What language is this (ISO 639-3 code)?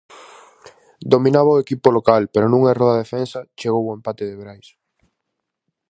glg